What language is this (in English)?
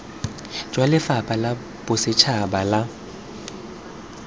Tswana